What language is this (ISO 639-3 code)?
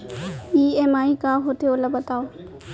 hne